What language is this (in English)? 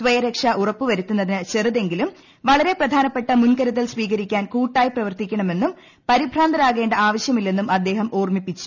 Malayalam